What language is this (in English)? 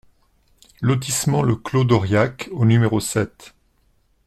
French